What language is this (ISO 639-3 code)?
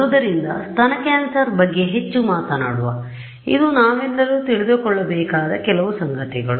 kan